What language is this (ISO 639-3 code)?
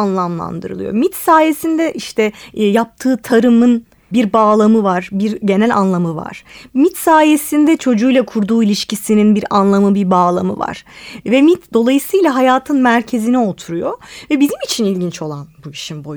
tur